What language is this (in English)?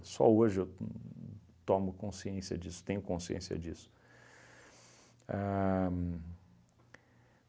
Portuguese